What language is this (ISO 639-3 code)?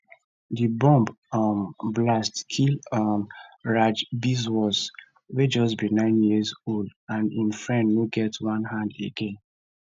pcm